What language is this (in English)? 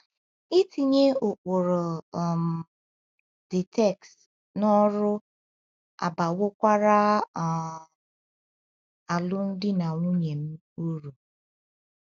Igbo